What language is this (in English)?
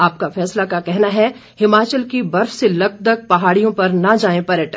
Hindi